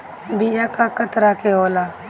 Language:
Bhojpuri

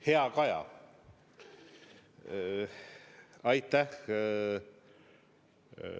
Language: Estonian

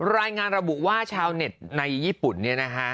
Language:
Thai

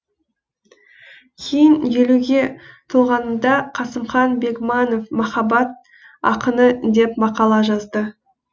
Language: Kazakh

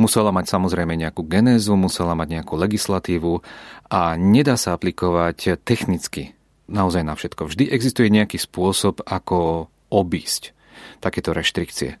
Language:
Czech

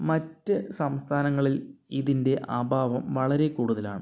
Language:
Malayalam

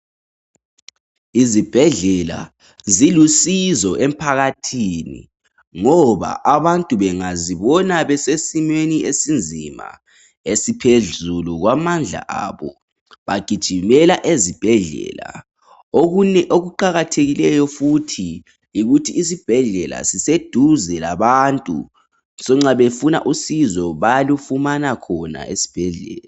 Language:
North Ndebele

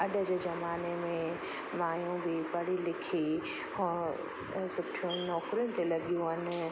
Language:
Sindhi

